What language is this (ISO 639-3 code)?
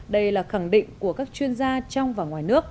vie